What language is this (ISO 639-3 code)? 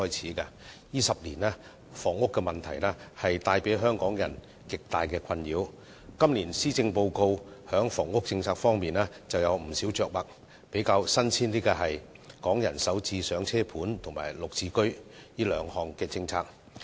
yue